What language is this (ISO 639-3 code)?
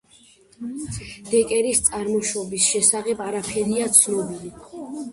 kat